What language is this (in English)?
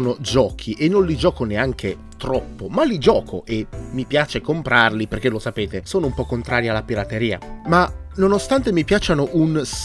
Italian